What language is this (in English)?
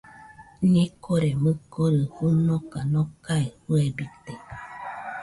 Nüpode Huitoto